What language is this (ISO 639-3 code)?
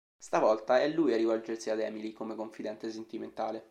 ita